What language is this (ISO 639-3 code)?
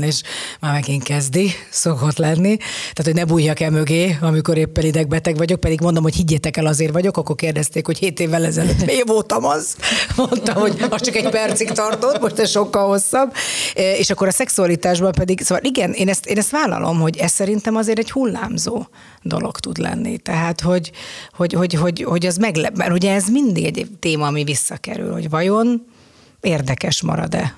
hun